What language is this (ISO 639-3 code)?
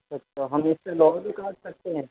urd